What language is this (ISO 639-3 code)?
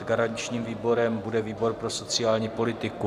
ces